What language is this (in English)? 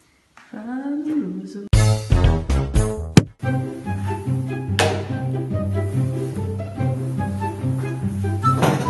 Italian